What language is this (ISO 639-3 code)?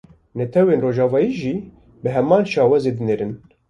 kur